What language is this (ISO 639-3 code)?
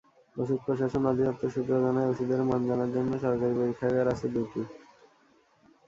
ben